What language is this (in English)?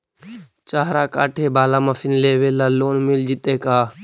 Magahi